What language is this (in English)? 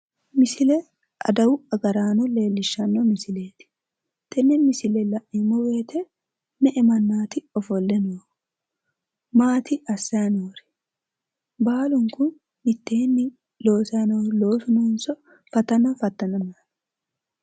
Sidamo